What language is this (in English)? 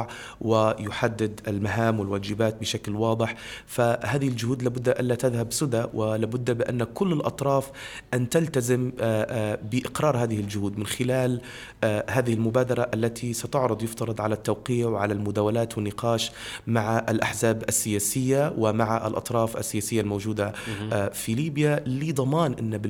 Arabic